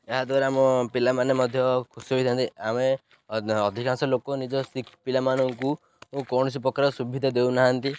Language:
Odia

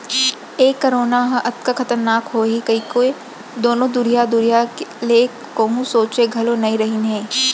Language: Chhattisgarhi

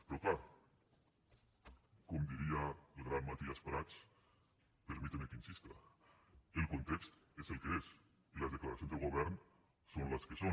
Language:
Catalan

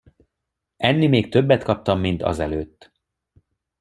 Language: Hungarian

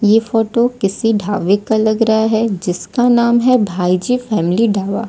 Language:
Hindi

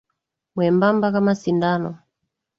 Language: Swahili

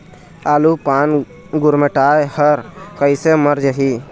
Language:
Chhattisgarhi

